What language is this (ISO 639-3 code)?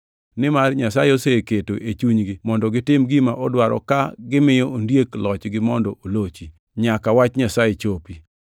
luo